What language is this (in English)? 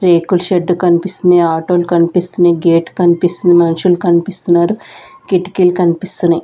Telugu